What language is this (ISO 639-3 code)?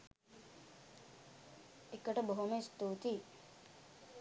sin